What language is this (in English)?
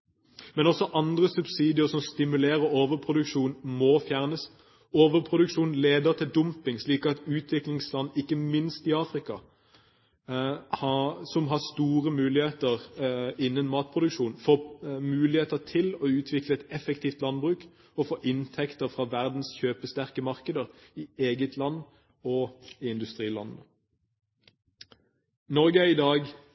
Norwegian Bokmål